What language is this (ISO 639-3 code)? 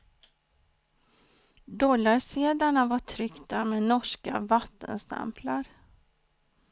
swe